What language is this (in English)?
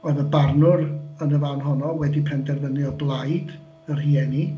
Welsh